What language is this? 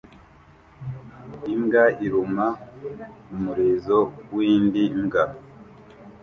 Kinyarwanda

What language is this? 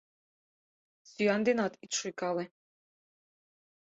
Mari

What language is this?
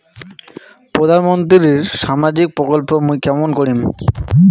Bangla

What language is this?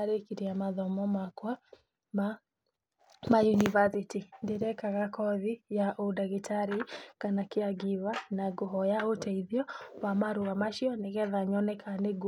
Kikuyu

